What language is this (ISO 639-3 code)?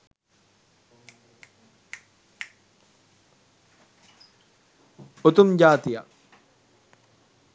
sin